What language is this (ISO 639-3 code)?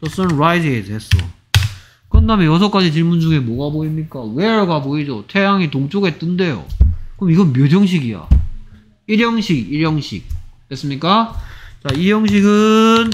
kor